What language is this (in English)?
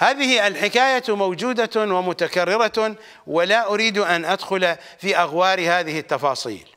Arabic